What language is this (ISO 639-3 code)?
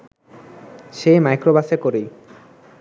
ben